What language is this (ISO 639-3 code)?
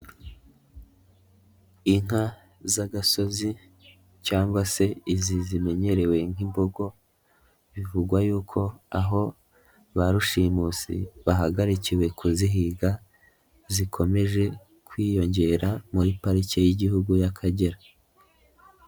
kin